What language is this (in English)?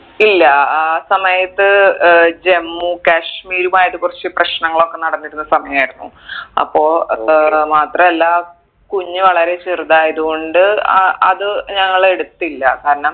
Malayalam